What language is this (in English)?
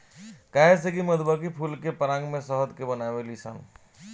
Bhojpuri